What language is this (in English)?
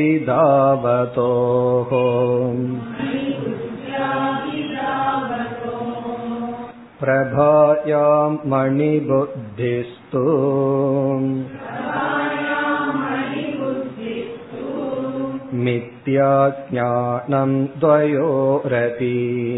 Tamil